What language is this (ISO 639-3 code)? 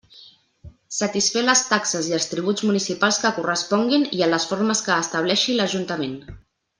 cat